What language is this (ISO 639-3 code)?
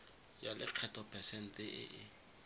tsn